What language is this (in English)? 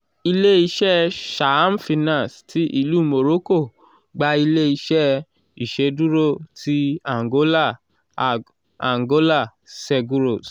Yoruba